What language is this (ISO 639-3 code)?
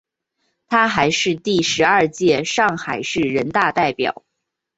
zho